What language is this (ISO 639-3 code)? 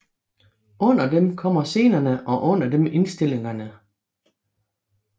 dan